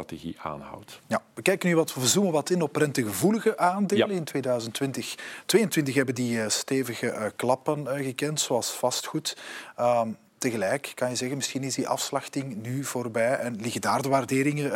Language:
Dutch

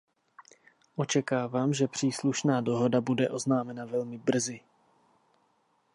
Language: Czech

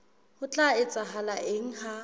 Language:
Southern Sotho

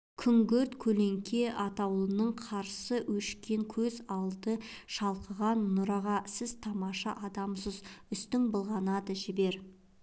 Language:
Kazakh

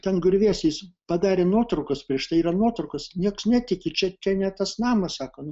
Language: Lithuanian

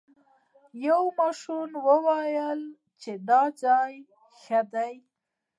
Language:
Pashto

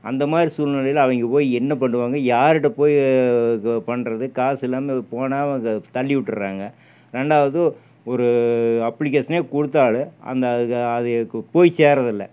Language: Tamil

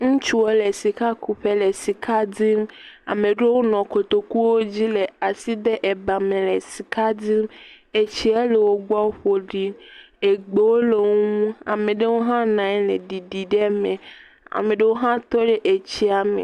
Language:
Ewe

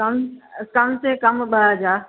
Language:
Sindhi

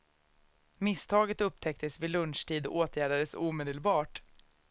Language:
Swedish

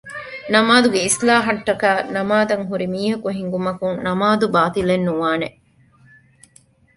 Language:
Divehi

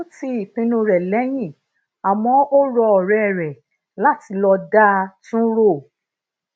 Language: Yoruba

